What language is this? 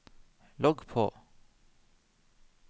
Norwegian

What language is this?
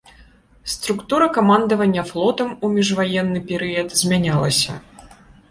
Belarusian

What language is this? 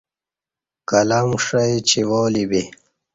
Kati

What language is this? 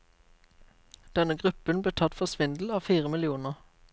Norwegian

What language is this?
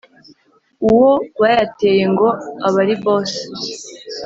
Kinyarwanda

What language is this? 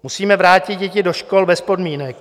Czech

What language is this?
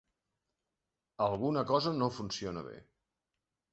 Catalan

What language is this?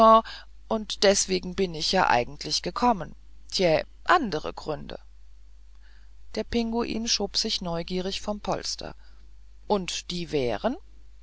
German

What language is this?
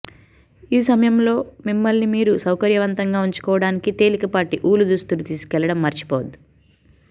Telugu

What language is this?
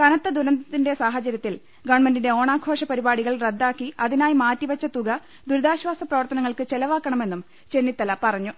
Malayalam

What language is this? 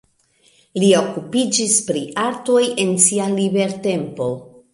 Esperanto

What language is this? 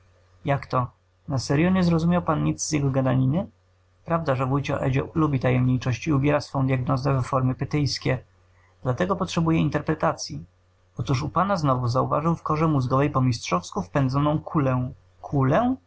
Polish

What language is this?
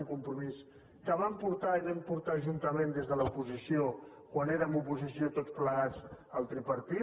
Catalan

